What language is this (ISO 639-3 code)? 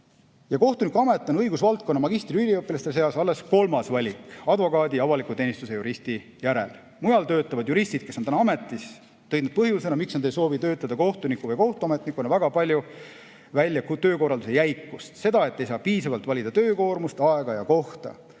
est